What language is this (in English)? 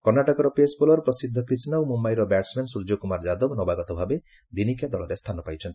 Odia